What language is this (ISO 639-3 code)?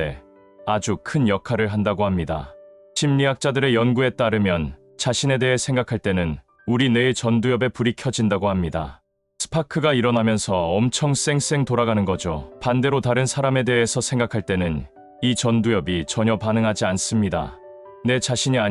kor